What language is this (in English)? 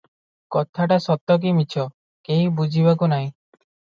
Odia